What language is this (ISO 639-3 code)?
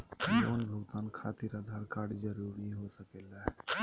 mag